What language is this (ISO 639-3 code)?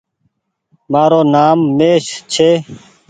gig